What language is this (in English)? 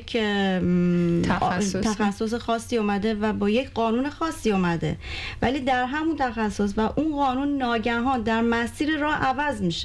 Persian